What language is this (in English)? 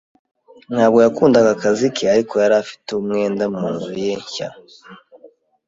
Kinyarwanda